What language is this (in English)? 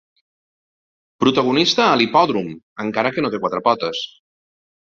Catalan